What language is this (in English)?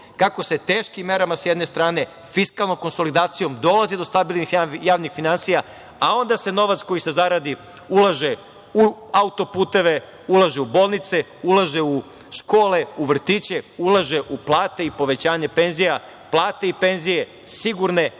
Serbian